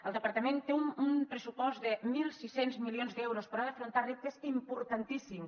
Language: Catalan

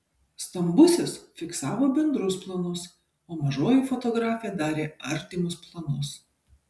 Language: Lithuanian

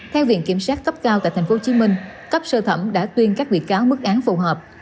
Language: Vietnamese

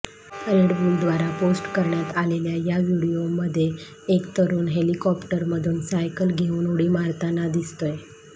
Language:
Marathi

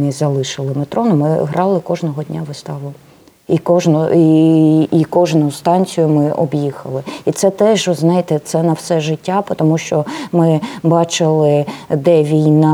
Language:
Ukrainian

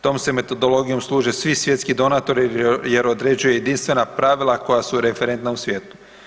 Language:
Croatian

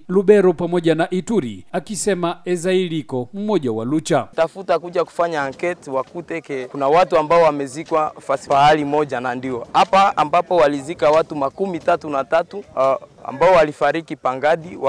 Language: Swahili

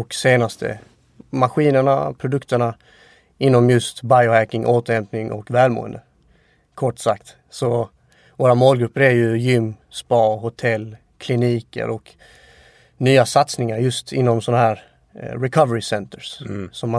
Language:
Swedish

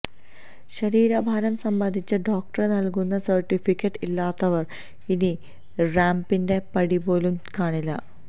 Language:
Malayalam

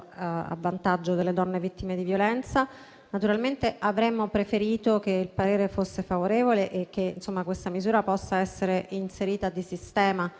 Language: Italian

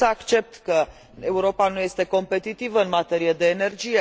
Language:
Romanian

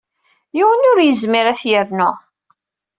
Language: Kabyle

